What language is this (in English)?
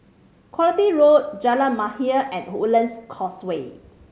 English